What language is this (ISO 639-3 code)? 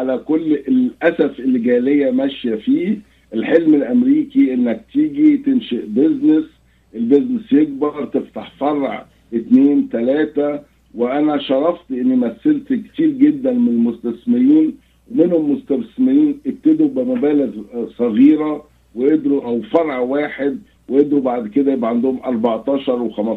ara